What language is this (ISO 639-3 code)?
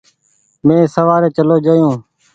gig